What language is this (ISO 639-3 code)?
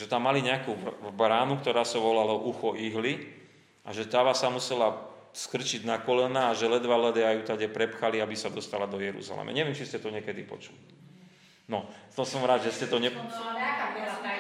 slk